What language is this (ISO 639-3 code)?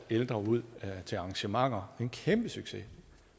dan